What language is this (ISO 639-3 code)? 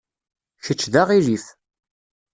kab